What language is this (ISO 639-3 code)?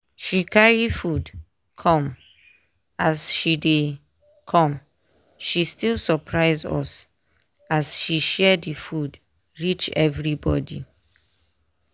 pcm